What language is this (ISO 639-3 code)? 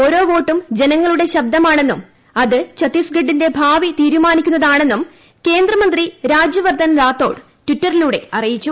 mal